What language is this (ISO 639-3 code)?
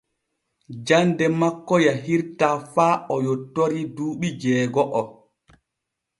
fue